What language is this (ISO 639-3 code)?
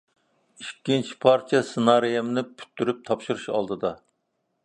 uig